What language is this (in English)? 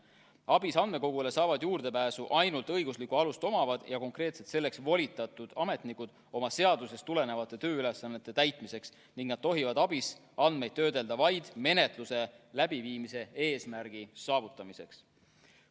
Estonian